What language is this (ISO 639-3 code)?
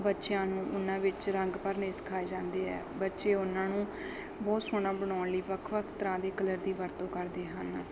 pan